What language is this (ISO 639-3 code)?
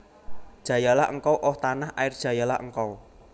jav